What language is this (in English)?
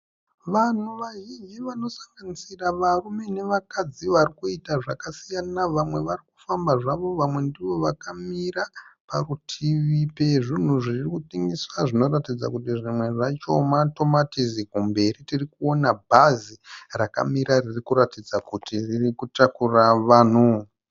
Shona